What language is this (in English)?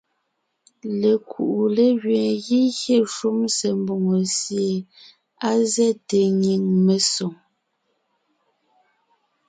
Ngiemboon